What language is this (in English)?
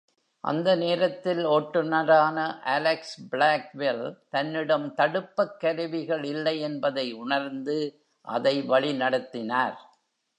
Tamil